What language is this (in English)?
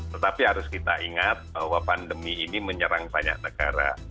Indonesian